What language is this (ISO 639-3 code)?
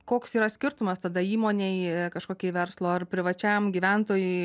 lit